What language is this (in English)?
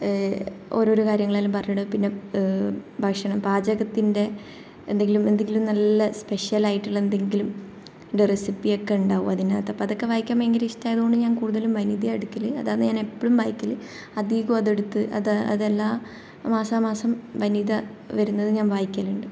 Malayalam